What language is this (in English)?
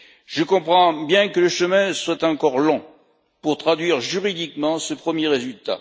French